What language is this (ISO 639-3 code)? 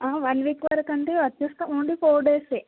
tel